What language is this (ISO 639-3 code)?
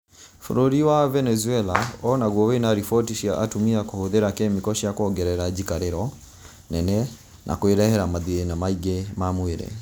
kik